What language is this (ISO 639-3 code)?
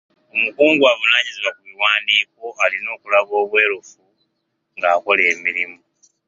lug